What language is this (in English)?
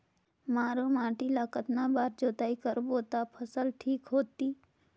Chhattisgarhi